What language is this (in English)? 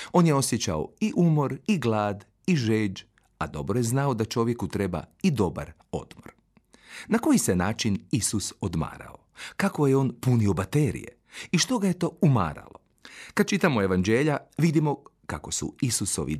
Croatian